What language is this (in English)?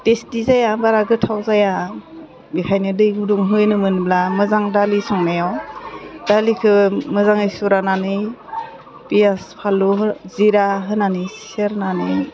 Bodo